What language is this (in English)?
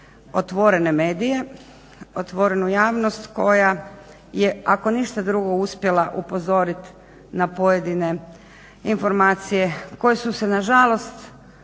Croatian